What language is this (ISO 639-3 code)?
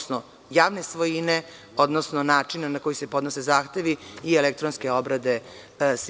srp